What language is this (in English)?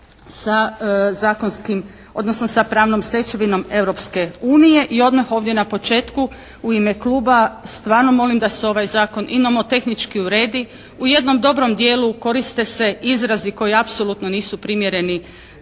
Croatian